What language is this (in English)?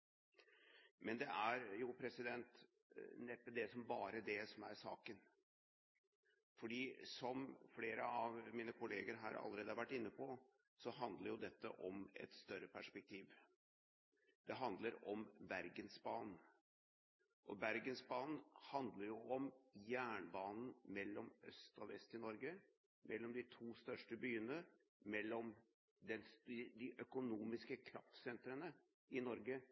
Norwegian Bokmål